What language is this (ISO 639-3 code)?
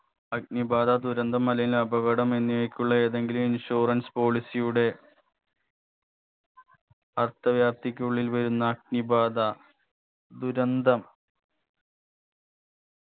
mal